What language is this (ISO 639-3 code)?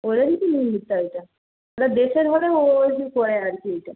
ben